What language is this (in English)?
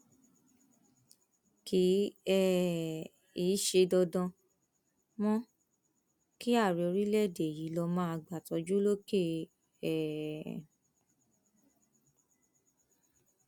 Yoruba